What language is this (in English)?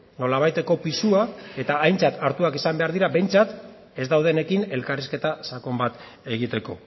Basque